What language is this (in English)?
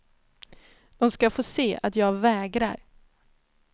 Swedish